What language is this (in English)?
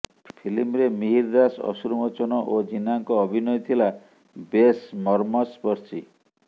Odia